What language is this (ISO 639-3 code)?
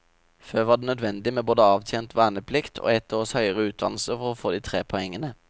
nor